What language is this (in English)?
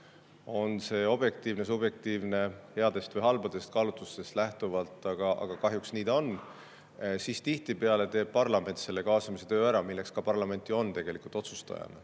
Estonian